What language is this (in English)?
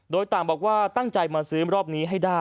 Thai